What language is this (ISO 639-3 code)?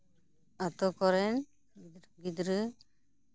sat